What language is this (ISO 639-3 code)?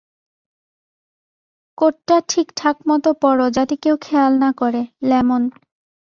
ben